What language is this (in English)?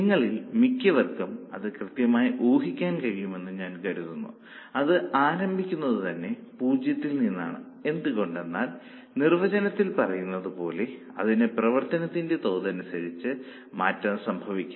Malayalam